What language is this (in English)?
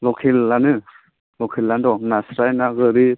Bodo